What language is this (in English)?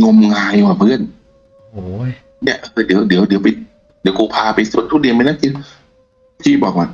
Thai